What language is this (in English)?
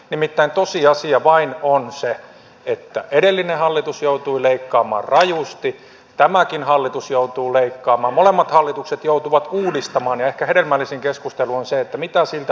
Finnish